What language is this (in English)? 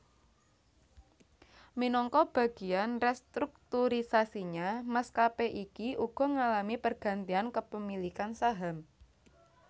Javanese